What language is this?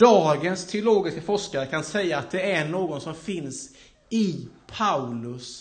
Swedish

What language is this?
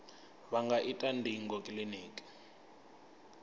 Venda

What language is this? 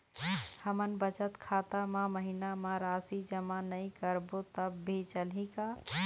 Chhattisgarhi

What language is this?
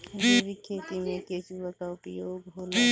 Bhojpuri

